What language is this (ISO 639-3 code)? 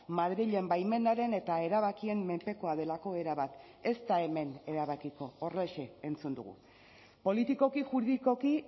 eus